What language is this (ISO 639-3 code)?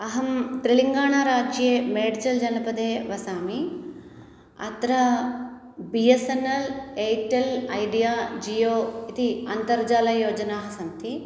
san